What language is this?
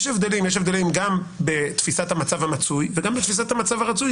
Hebrew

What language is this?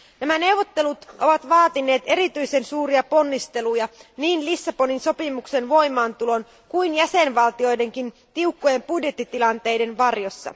Finnish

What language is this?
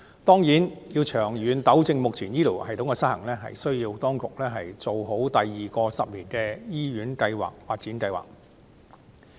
Cantonese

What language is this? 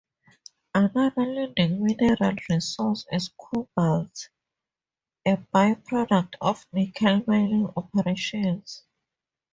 English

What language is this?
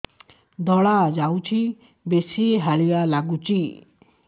Odia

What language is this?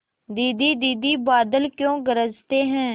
Hindi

